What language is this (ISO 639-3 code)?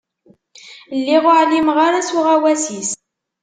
kab